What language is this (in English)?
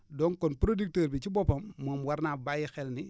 Wolof